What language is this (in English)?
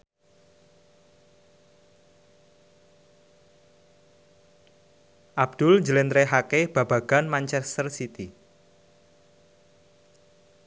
Javanese